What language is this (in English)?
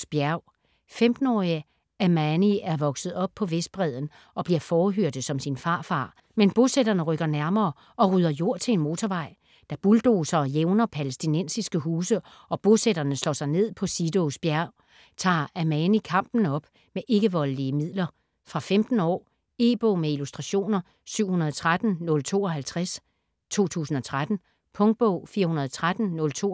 Danish